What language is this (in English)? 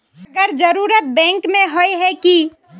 Magahi